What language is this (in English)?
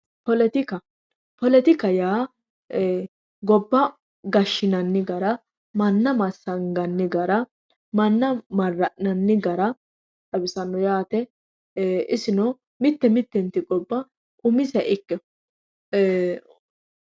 Sidamo